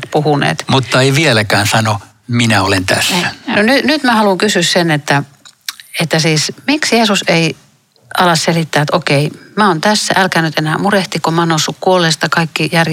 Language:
Finnish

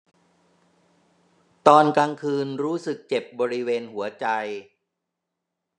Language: Thai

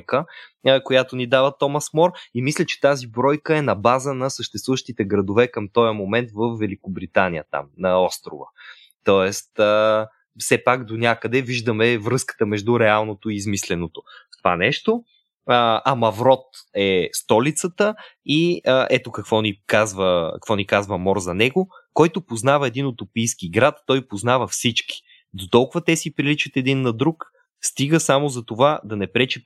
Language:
Bulgarian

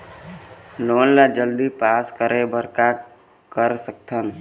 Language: Chhattisgarhi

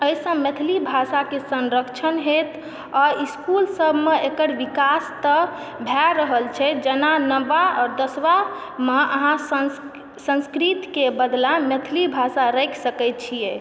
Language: Maithili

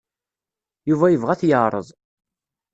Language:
Kabyle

